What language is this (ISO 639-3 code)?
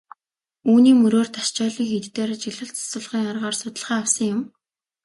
mon